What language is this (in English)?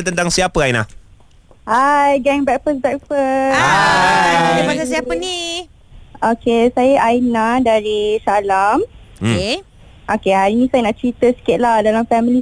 Malay